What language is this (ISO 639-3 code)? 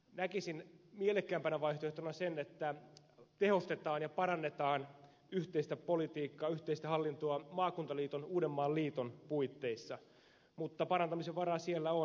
fin